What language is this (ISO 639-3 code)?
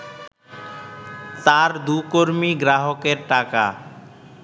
ben